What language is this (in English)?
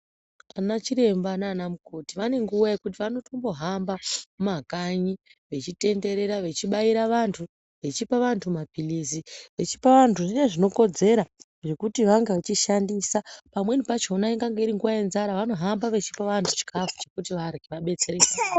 Ndau